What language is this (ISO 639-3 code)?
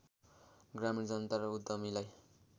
nep